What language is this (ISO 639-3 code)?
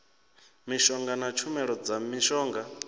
ven